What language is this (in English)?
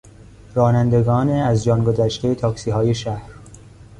Persian